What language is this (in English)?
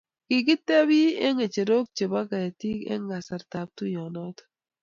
Kalenjin